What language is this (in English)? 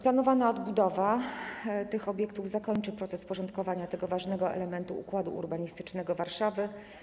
Polish